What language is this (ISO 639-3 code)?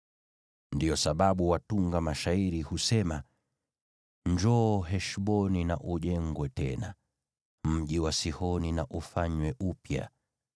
swa